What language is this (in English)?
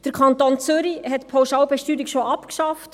Swiss German